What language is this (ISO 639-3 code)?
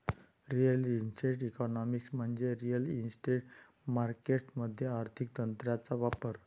mar